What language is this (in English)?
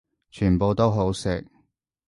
Cantonese